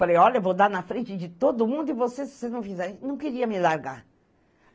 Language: Portuguese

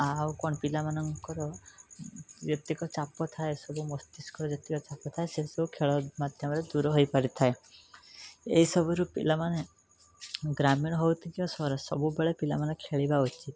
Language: Odia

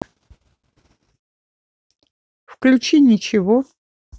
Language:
Russian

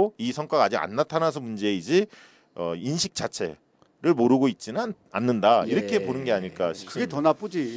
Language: Korean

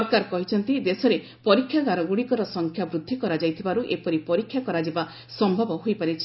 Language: Odia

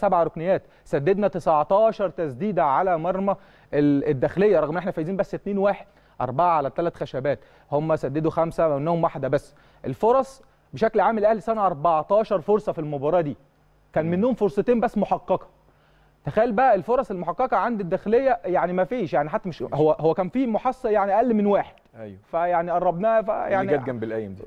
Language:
Arabic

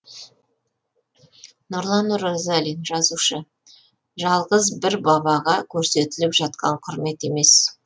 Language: Kazakh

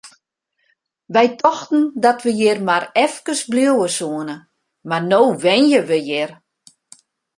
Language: Western Frisian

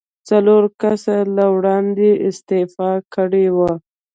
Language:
Pashto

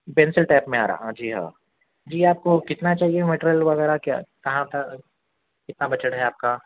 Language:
Urdu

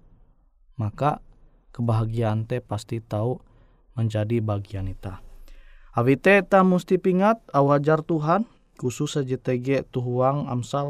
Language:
Indonesian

